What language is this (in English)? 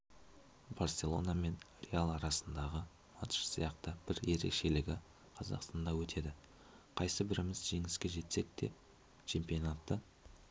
Kazakh